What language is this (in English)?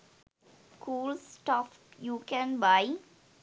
Sinhala